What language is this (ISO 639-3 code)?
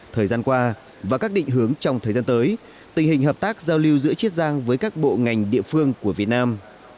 vie